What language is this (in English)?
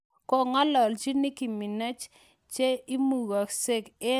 Kalenjin